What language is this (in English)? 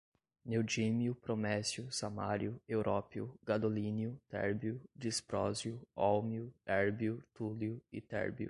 Portuguese